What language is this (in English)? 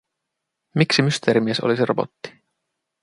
Finnish